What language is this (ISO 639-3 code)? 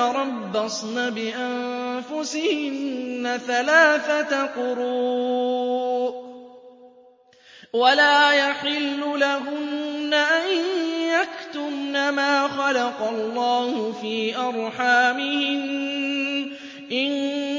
ara